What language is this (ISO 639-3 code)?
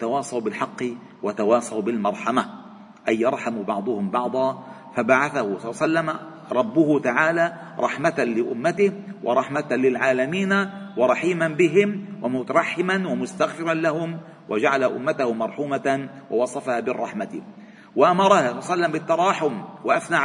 ara